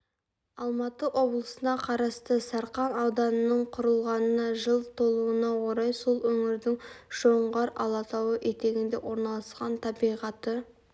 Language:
Kazakh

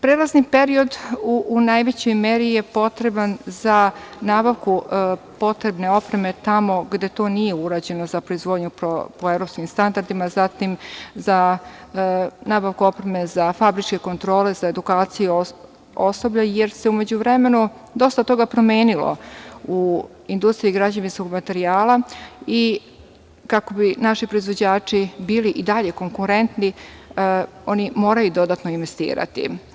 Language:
Serbian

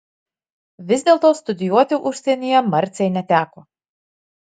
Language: Lithuanian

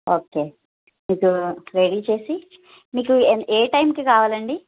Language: Telugu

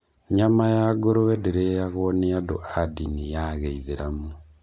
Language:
Kikuyu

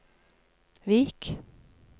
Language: Norwegian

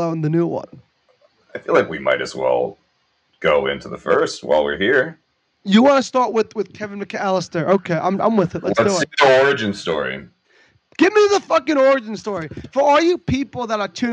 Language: English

